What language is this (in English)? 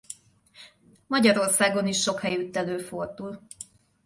Hungarian